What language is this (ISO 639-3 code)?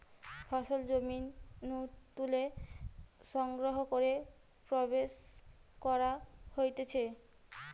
ben